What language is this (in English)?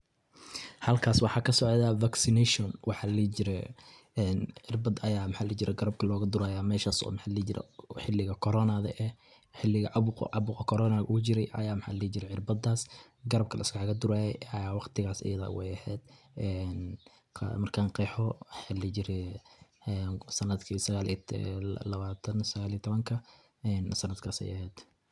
Somali